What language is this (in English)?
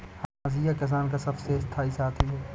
Hindi